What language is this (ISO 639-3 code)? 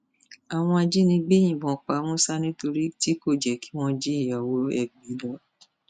yor